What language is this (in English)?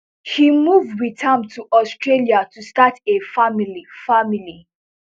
Nigerian Pidgin